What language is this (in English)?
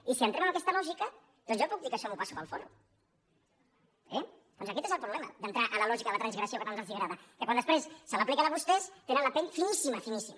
Catalan